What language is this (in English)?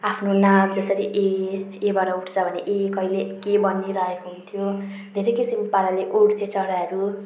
Nepali